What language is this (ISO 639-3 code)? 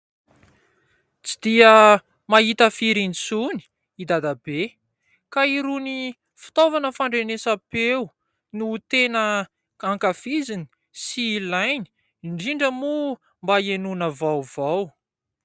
mlg